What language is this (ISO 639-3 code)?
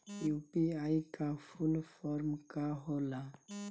bho